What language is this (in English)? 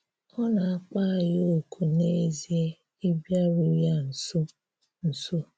Igbo